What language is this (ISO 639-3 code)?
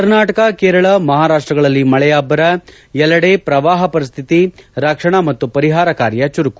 kan